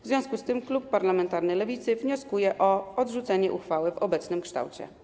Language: Polish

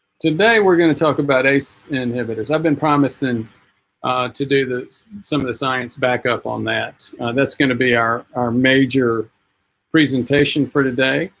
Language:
English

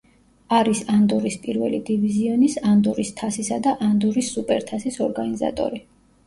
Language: Georgian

